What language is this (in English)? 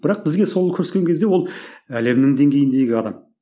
Kazakh